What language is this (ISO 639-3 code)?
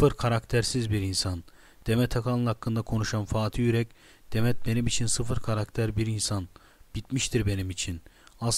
tur